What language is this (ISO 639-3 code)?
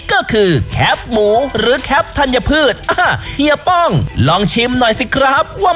tha